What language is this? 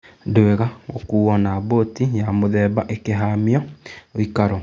Kikuyu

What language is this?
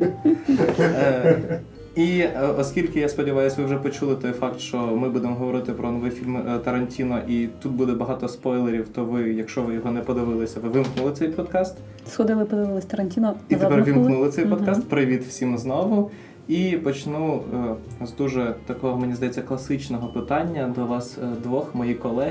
Ukrainian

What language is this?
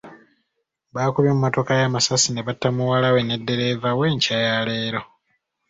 Ganda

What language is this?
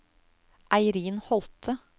Norwegian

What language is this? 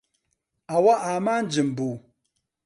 Central Kurdish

